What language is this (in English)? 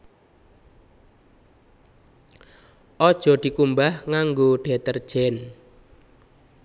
Javanese